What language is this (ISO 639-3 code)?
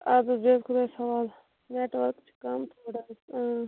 kas